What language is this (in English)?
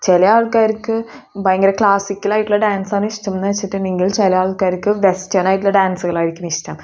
Malayalam